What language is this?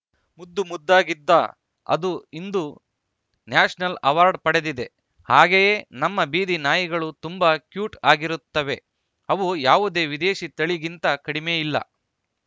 Kannada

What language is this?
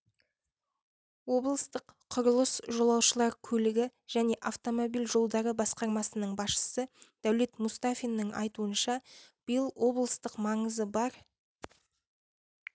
Kazakh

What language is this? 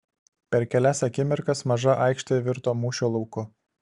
Lithuanian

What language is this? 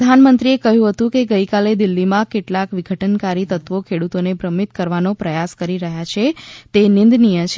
Gujarati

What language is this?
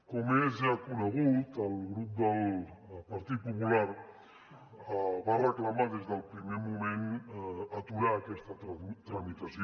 Catalan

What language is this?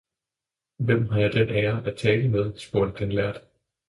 Danish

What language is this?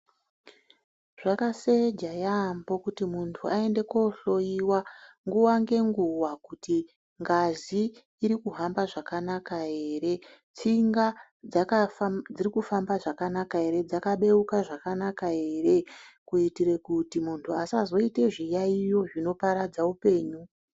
Ndau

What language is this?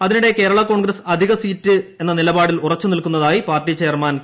Malayalam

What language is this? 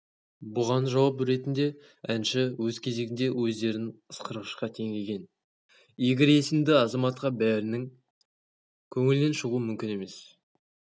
Kazakh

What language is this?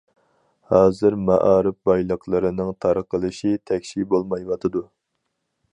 Uyghur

